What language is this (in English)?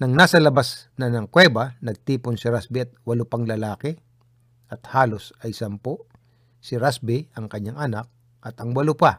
Filipino